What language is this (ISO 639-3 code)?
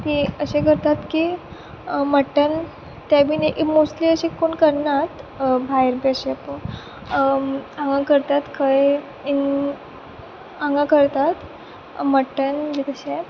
kok